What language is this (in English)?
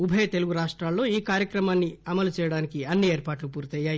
Telugu